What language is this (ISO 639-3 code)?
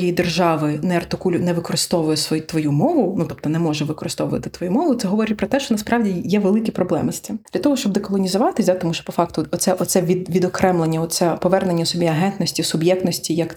ukr